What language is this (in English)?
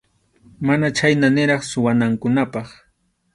Arequipa-La Unión Quechua